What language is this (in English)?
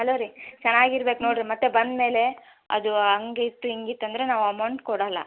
Kannada